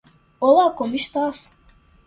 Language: Portuguese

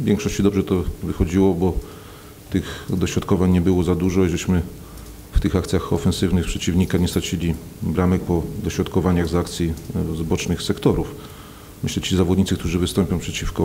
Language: Polish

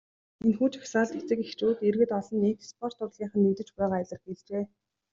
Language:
Mongolian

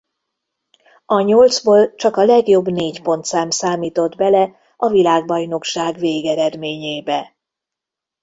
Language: Hungarian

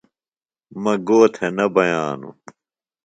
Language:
Phalura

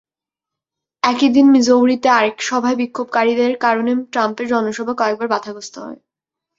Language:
Bangla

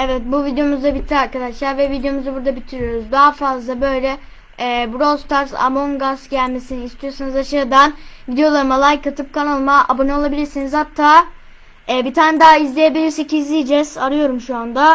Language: Turkish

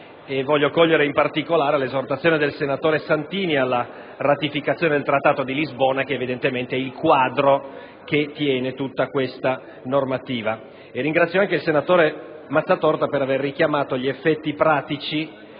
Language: Italian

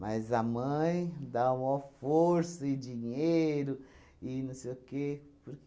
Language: Portuguese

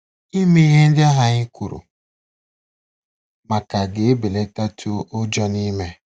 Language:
Igbo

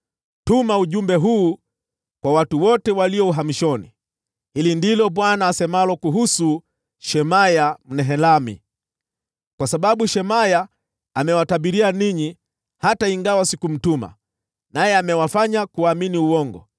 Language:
Swahili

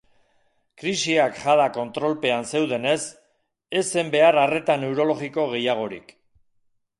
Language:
Basque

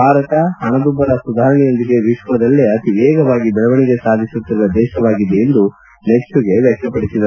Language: Kannada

